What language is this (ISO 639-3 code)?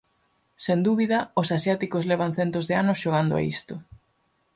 glg